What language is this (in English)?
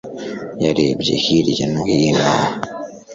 Kinyarwanda